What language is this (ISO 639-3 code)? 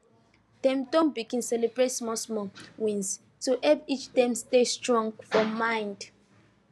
pcm